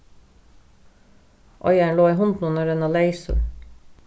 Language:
Faroese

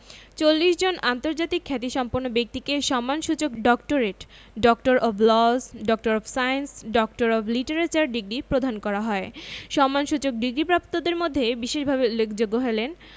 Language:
Bangla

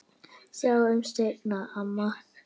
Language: Icelandic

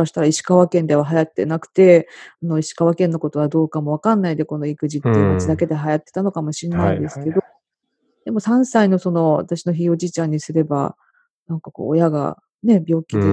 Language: Japanese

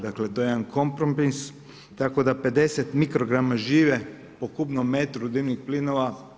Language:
Croatian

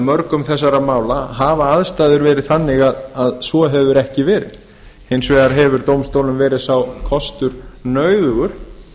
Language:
Icelandic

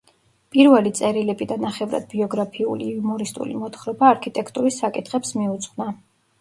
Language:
Georgian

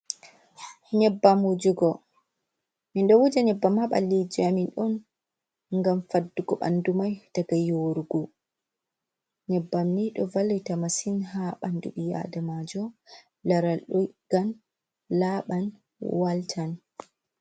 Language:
Fula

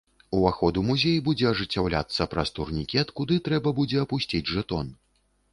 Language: Belarusian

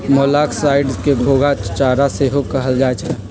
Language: Magahi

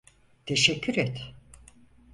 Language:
Turkish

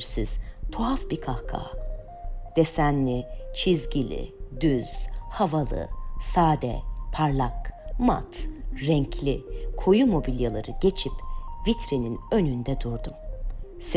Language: Turkish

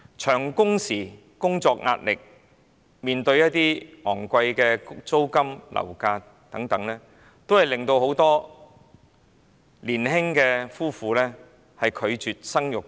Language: Cantonese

